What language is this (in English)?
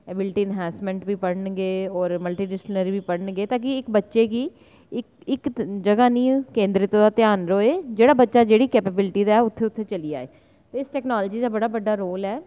Dogri